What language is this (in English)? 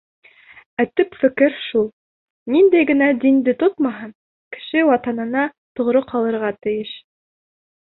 Bashkir